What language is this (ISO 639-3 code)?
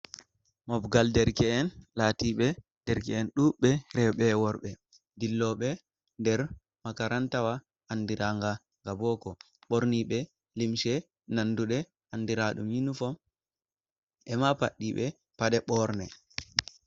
ful